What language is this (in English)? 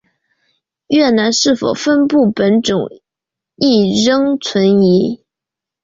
Chinese